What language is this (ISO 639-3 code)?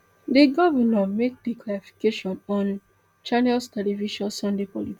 pcm